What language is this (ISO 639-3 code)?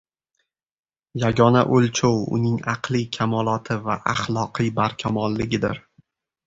uzb